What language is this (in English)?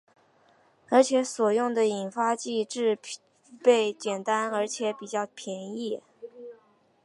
Chinese